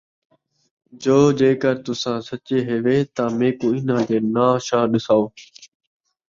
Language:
Saraiki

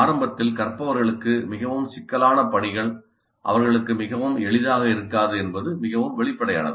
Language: Tamil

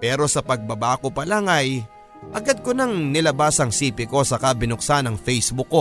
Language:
Filipino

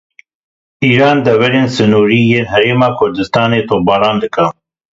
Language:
Kurdish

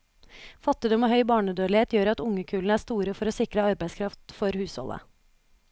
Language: Norwegian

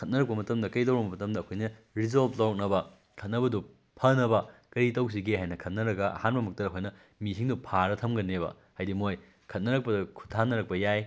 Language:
Manipuri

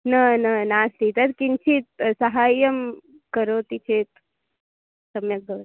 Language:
Sanskrit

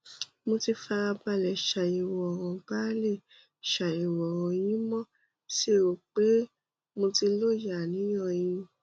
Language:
Yoruba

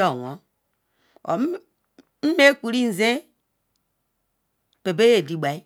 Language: Ikwere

